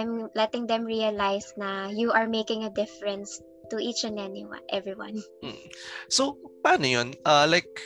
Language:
Filipino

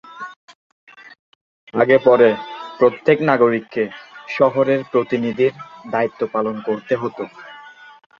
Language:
Bangla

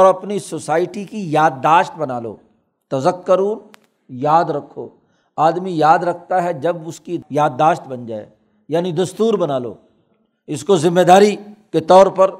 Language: Urdu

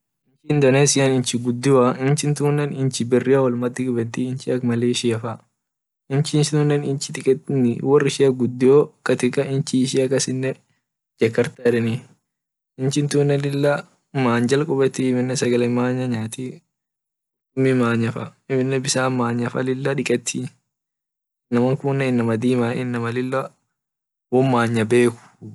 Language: Orma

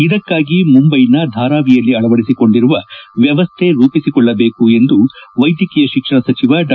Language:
Kannada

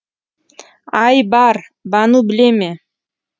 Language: Kazakh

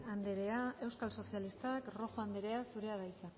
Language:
Basque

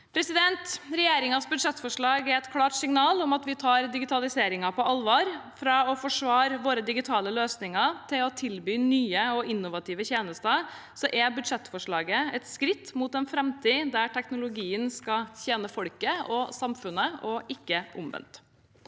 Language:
Norwegian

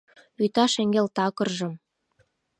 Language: Mari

